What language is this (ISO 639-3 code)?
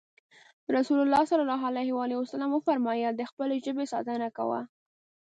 pus